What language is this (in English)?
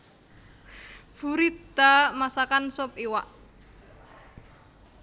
Javanese